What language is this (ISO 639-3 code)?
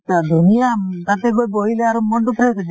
asm